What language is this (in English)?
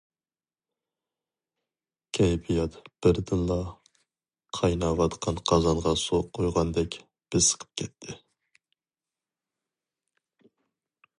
Uyghur